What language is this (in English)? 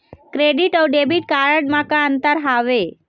Chhattisgarhi